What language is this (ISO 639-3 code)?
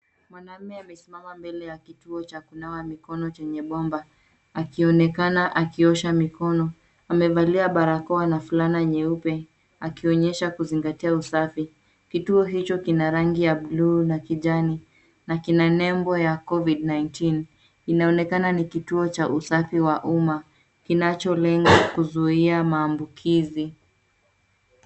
swa